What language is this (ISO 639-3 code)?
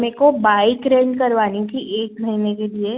hin